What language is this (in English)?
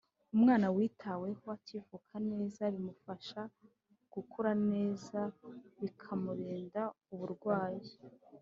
Kinyarwanda